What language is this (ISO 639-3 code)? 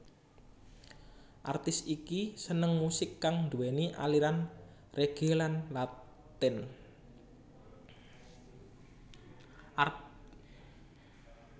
jav